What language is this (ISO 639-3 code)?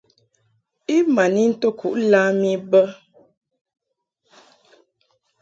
mhk